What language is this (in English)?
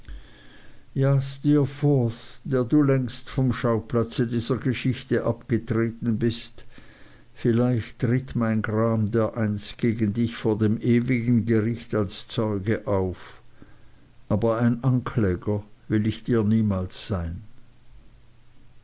German